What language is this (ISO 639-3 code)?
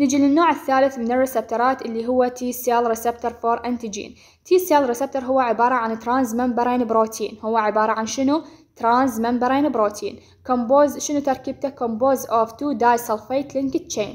ara